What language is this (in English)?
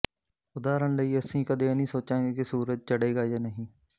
Punjabi